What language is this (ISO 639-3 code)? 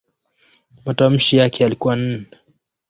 swa